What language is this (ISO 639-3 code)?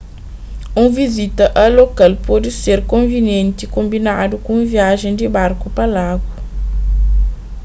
kea